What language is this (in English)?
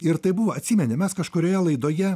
Lithuanian